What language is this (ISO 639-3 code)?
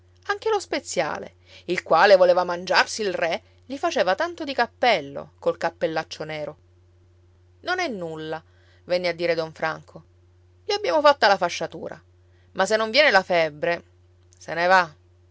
ita